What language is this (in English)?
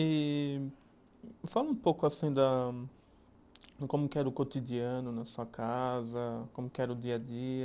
Portuguese